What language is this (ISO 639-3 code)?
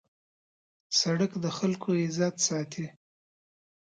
pus